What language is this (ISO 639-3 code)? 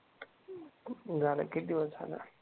mar